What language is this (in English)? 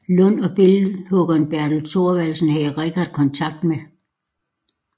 Danish